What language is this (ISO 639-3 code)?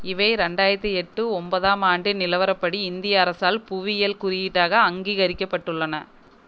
tam